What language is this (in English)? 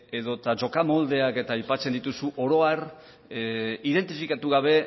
Basque